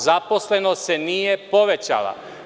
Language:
Serbian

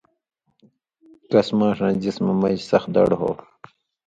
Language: Indus Kohistani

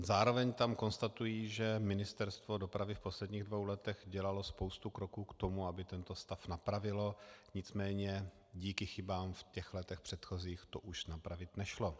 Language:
Czech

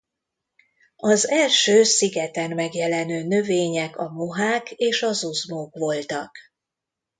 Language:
Hungarian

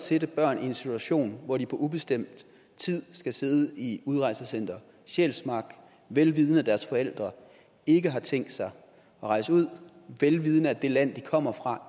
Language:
Danish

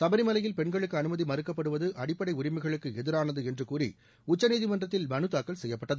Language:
Tamil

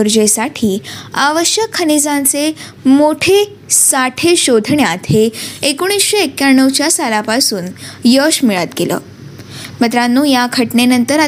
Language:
Marathi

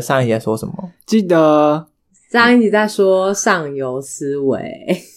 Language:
Chinese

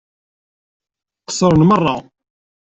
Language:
Kabyle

